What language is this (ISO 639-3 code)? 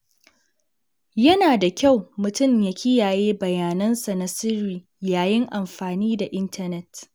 hau